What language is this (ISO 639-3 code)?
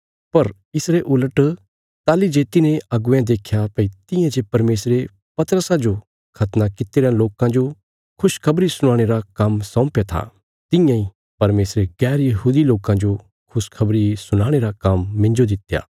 kfs